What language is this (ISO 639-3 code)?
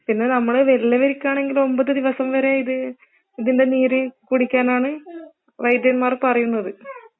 mal